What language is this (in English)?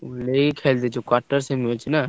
Odia